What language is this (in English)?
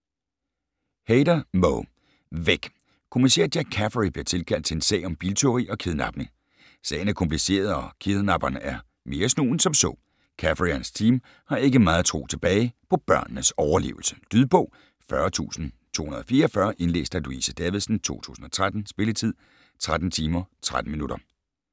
Danish